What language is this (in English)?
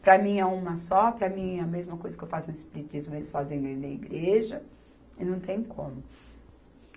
Portuguese